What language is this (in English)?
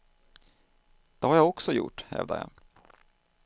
Swedish